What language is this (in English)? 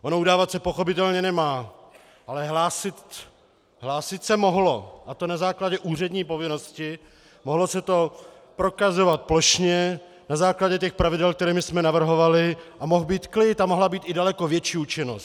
Czech